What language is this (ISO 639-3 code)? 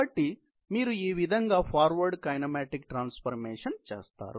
tel